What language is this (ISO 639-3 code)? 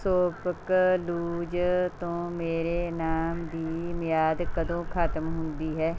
pan